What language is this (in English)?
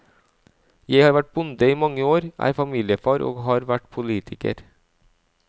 Norwegian